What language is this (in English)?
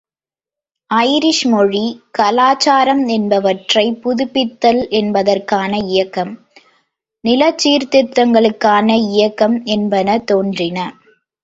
Tamil